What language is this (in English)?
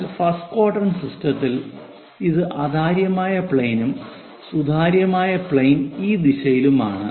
Malayalam